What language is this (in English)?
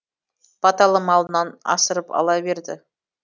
Kazakh